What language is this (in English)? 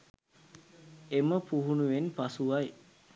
Sinhala